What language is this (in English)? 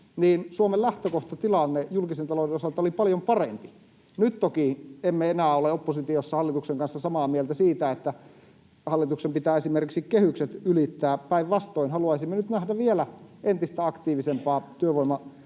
Finnish